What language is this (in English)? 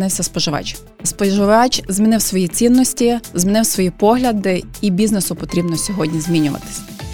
Ukrainian